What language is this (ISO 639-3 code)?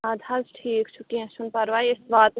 kas